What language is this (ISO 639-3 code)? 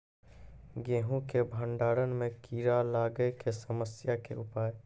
mai